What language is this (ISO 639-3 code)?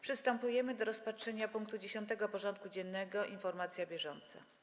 pol